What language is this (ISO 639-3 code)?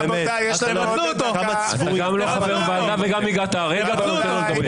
heb